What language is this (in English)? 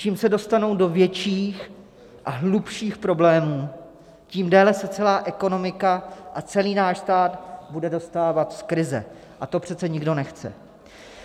Czech